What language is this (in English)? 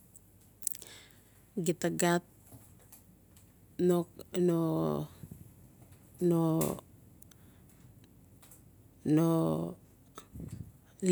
Notsi